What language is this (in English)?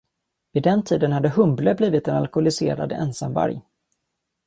Swedish